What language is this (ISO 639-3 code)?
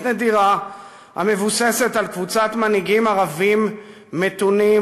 heb